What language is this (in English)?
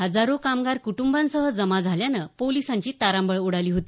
Marathi